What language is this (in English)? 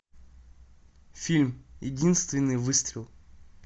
Russian